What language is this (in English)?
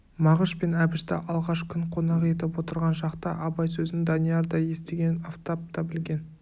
Kazakh